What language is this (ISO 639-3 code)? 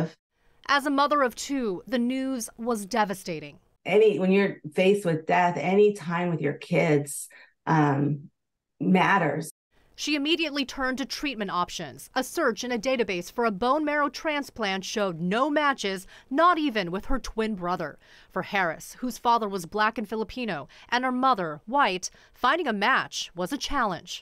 eng